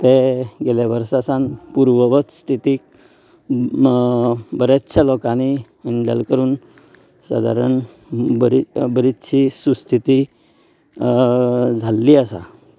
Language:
Konkani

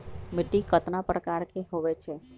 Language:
Magahi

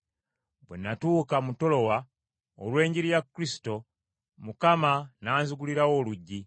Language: Ganda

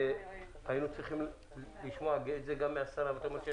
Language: Hebrew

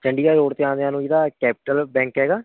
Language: Punjabi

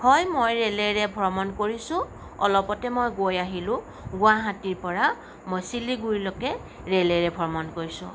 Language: Assamese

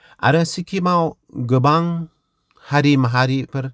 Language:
Bodo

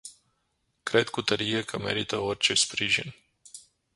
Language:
Romanian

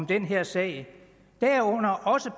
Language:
Danish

